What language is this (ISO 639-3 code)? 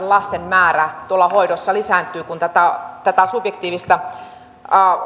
fin